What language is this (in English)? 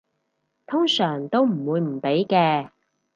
Cantonese